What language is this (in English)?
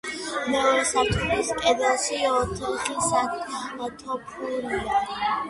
Georgian